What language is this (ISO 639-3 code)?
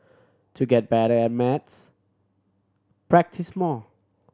eng